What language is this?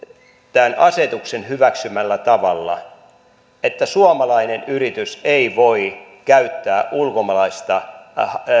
Finnish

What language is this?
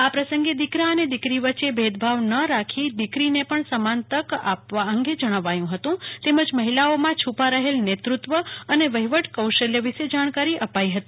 Gujarati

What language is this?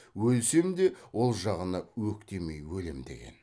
Kazakh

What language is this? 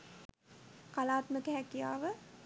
Sinhala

